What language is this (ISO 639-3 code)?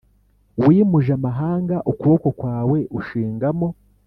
kin